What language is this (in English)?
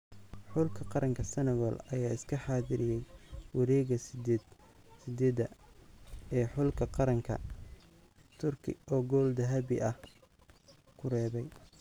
Somali